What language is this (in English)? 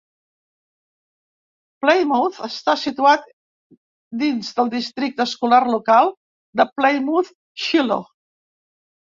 Catalan